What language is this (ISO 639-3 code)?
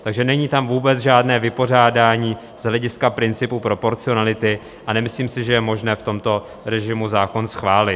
ces